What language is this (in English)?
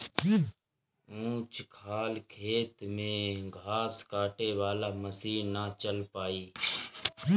Bhojpuri